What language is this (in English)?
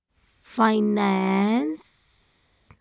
Punjabi